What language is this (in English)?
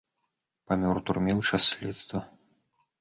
Belarusian